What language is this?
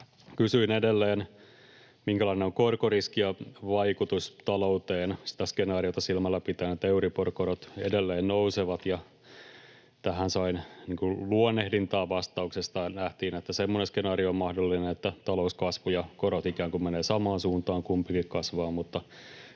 Finnish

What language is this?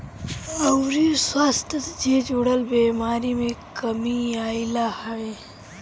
Bhojpuri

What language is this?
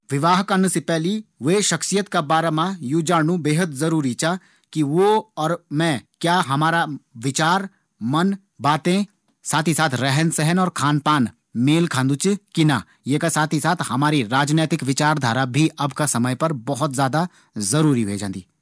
Garhwali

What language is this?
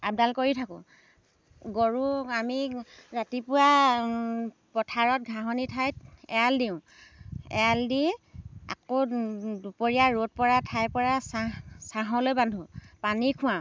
Assamese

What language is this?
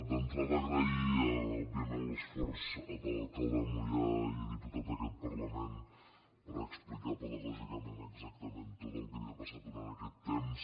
Catalan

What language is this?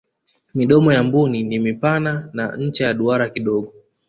Swahili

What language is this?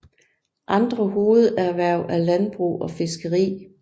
Danish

